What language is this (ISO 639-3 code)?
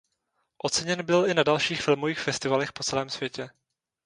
ces